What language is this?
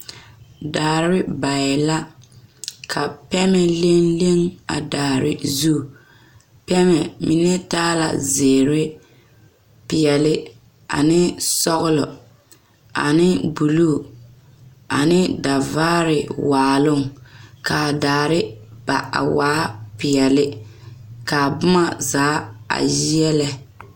Southern Dagaare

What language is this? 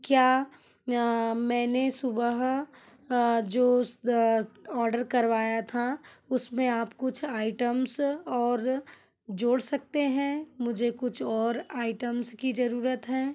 Hindi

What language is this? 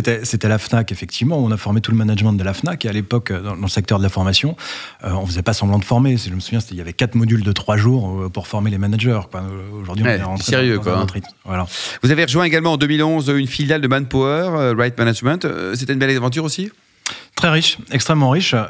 French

